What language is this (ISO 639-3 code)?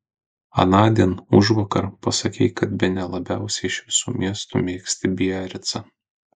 lit